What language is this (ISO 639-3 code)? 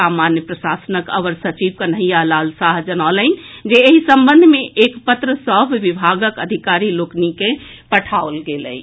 mai